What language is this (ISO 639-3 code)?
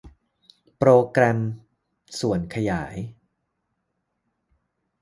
tha